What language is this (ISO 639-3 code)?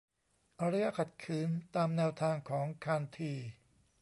tha